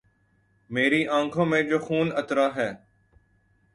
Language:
Urdu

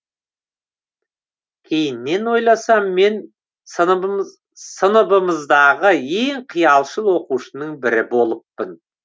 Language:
Kazakh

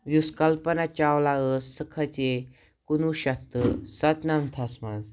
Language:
Kashmiri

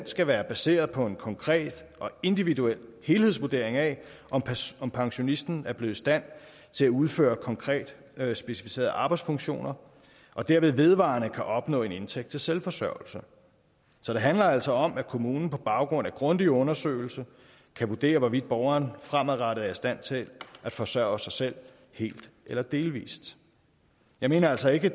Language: Danish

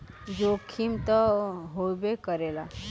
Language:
Bhojpuri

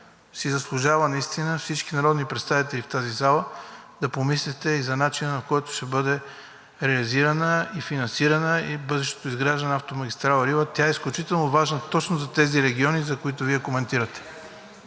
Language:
Bulgarian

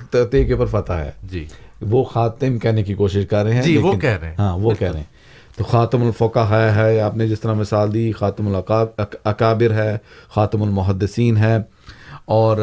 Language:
Urdu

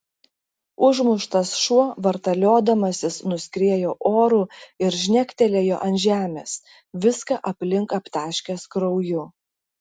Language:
Lithuanian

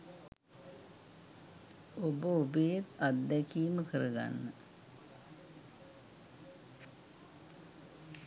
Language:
Sinhala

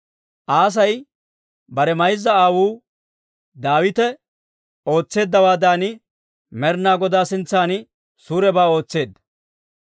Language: Dawro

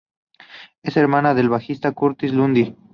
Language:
Spanish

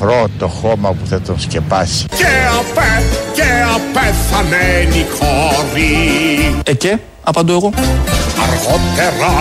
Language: Greek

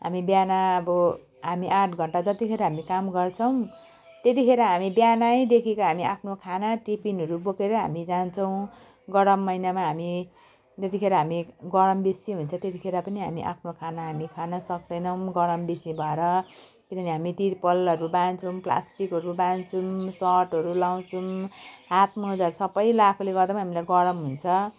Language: Nepali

